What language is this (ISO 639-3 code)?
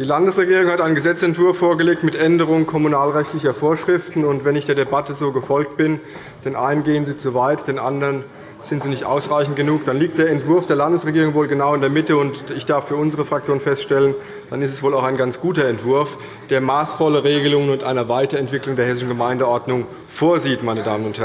deu